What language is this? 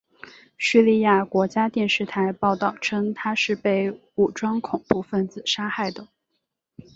Chinese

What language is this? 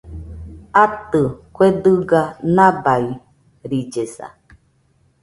Nüpode Huitoto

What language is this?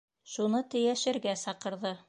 Bashkir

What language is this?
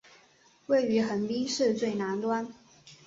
Chinese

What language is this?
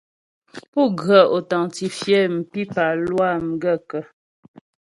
Ghomala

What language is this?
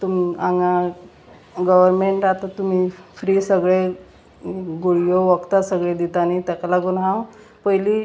Konkani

